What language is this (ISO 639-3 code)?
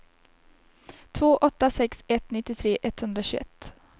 swe